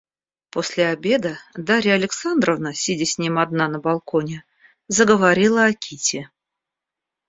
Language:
Russian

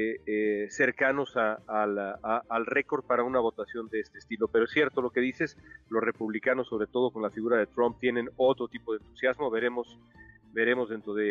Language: Spanish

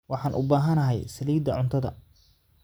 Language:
Somali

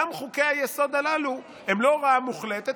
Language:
Hebrew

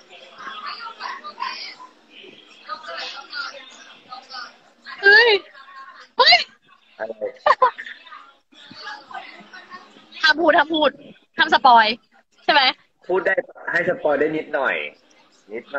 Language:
Thai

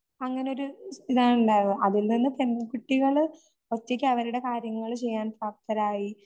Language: Malayalam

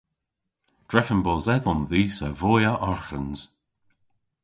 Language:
Cornish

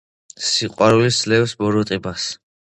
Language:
Georgian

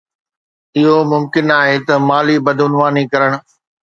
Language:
Sindhi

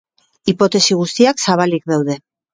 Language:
Basque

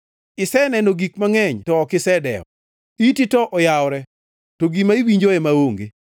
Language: Luo (Kenya and Tanzania)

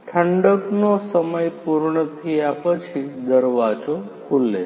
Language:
Gujarati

